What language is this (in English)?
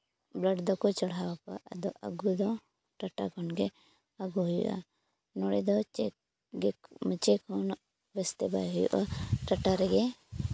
Santali